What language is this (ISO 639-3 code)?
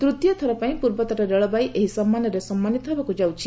ori